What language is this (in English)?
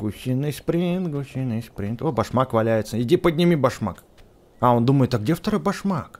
Russian